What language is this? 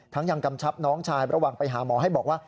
Thai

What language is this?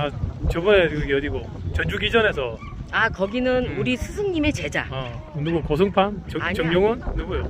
Korean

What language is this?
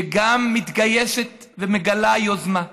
Hebrew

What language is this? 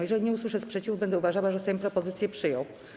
Polish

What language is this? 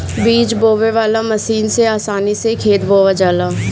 Bhojpuri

